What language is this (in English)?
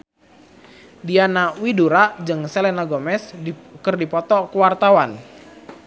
Sundanese